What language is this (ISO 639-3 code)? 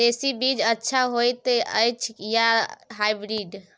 mai